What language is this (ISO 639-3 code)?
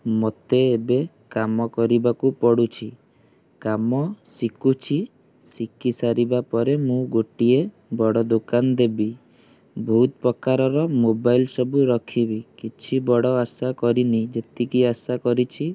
ori